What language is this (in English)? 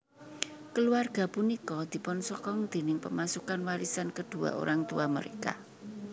Javanese